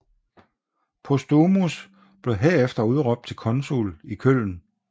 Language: Danish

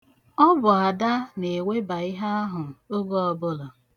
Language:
Igbo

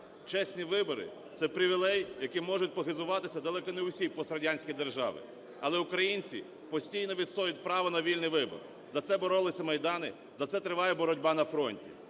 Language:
Ukrainian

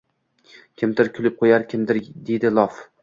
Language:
Uzbek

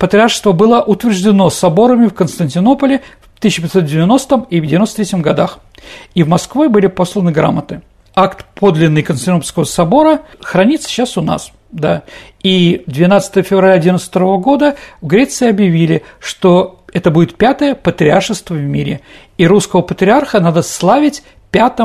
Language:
Russian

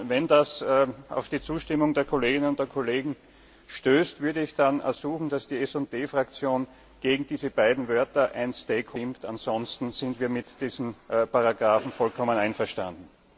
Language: German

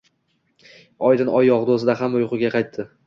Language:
Uzbek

